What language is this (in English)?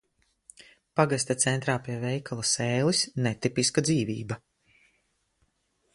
Latvian